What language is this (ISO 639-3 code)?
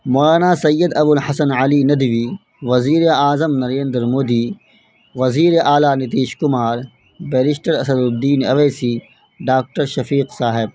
urd